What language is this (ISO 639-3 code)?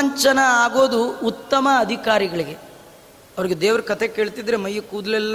kan